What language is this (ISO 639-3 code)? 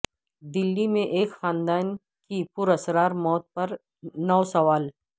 urd